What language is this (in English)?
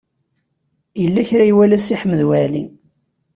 Kabyle